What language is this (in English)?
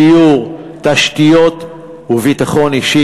Hebrew